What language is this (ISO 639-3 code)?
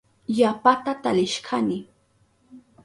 qup